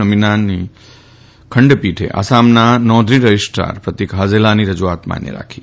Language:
Gujarati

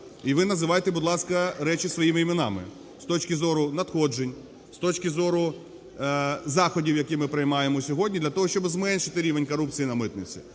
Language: Ukrainian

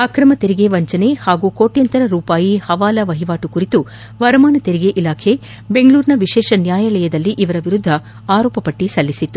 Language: Kannada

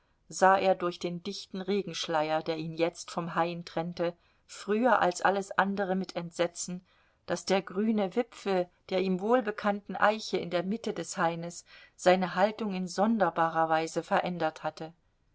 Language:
German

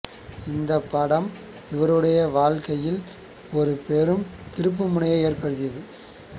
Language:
Tamil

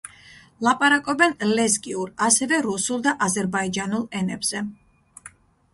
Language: Georgian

